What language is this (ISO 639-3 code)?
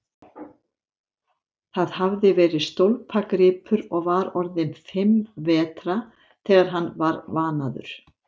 isl